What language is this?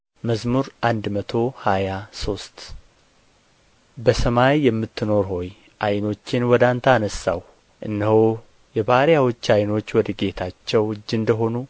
Amharic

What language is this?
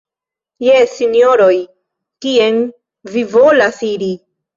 Esperanto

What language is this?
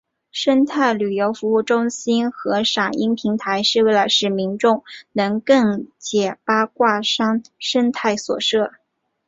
Chinese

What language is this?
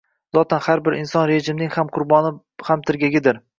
Uzbek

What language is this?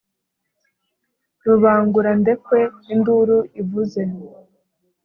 Kinyarwanda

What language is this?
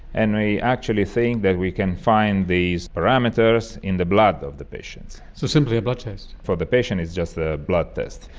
English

